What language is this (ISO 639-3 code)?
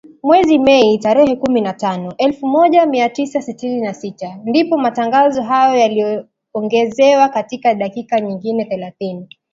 swa